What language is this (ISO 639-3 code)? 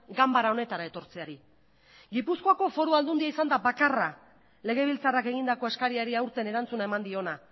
eus